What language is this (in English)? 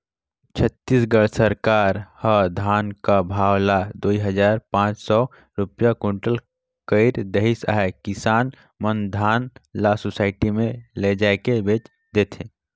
Chhattisgarhi